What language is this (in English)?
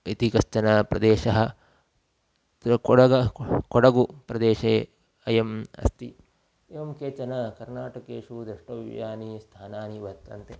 Sanskrit